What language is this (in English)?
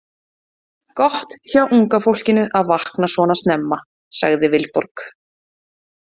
Icelandic